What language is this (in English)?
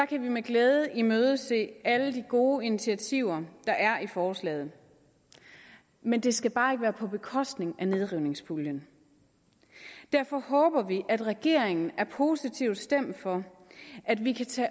Danish